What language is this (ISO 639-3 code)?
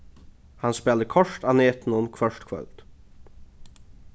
fao